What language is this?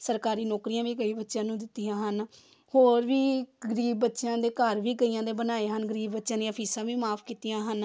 Punjabi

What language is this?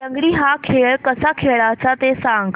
Marathi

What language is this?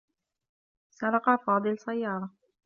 Arabic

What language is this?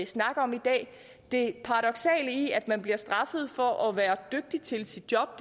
Danish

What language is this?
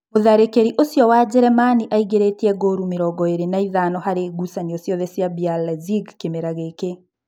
Kikuyu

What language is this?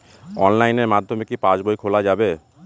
Bangla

